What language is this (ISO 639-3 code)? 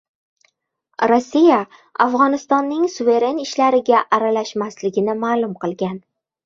uzb